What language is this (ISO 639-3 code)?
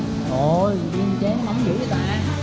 vie